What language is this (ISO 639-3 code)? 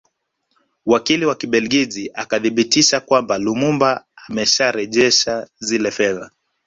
swa